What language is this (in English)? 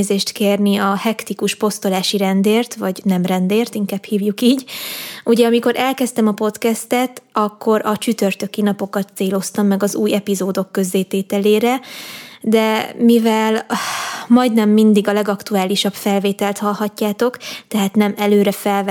Hungarian